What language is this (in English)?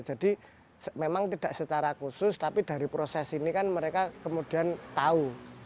Indonesian